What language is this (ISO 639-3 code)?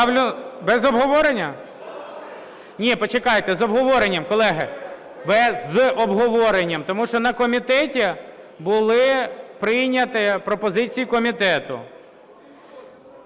ukr